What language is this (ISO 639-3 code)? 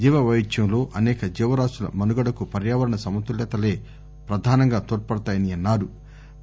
tel